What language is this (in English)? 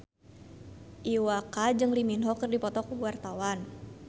Sundanese